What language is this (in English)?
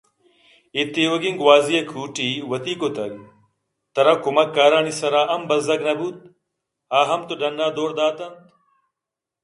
Eastern Balochi